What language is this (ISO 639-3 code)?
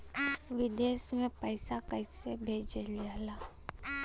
bho